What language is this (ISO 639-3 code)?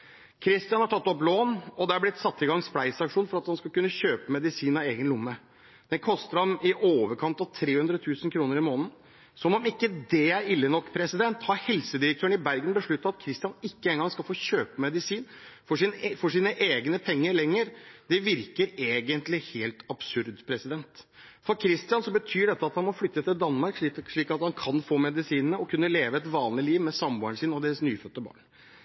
nob